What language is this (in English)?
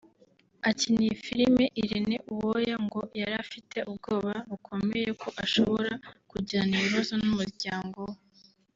Kinyarwanda